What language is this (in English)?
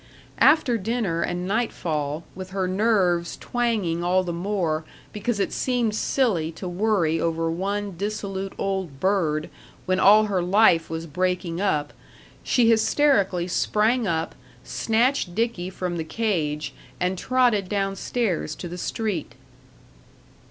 English